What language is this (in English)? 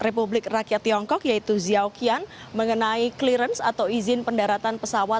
Indonesian